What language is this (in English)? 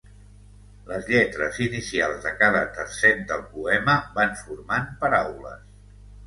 Catalan